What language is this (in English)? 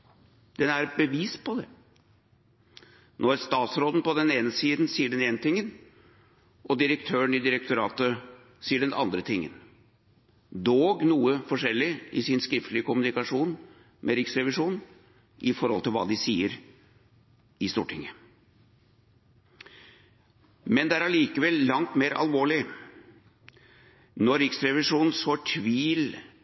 Norwegian Bokmål